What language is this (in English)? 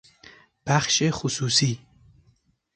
Persian